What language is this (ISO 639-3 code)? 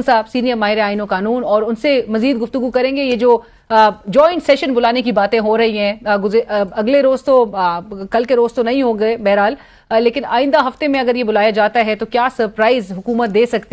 hin